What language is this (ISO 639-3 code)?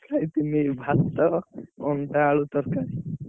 ori